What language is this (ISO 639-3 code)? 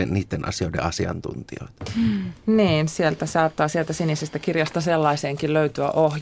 fin